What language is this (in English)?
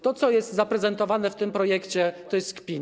Polish